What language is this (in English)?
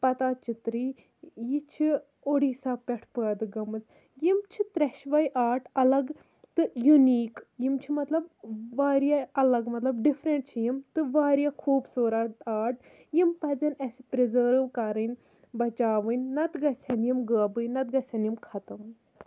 Kashmiri